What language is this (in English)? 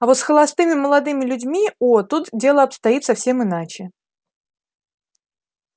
Russian